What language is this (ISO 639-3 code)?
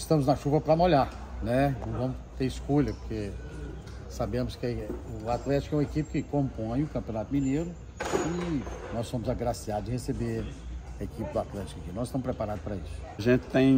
por